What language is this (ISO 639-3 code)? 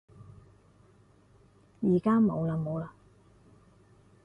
yue